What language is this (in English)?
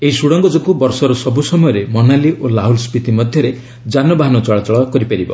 Odia